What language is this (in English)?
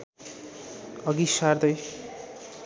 Nepali